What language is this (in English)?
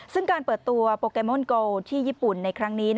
Thai